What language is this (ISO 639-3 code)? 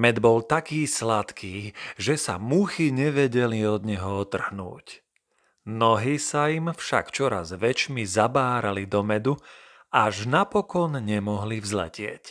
slk